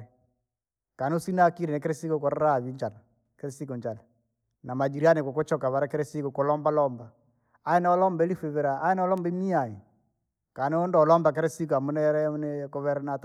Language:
Langi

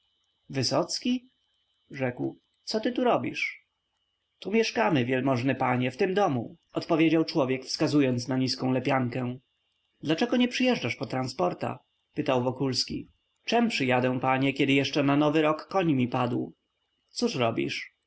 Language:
Polish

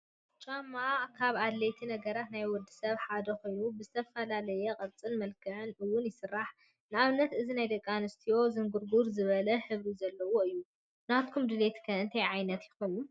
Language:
Tigrinya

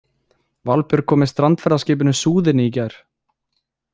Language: Icelandic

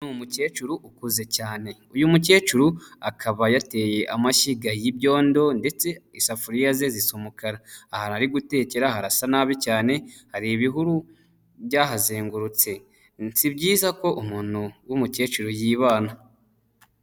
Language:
Kinyarwanda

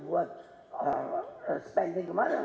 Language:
Indonesian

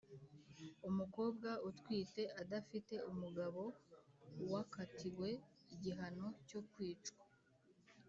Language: Kinyarwanda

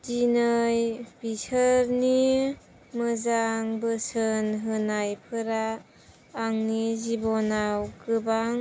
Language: Bodo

